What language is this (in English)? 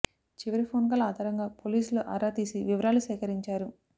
Telugu